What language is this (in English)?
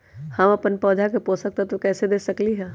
Magahi